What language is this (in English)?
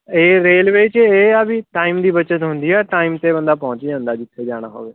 Punjabi